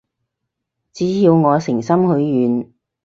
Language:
Cantonese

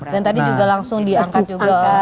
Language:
Indonesian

